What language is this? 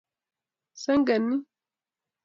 Kalenjin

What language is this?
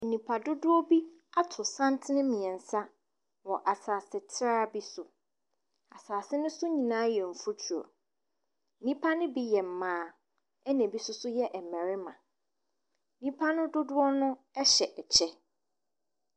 Akan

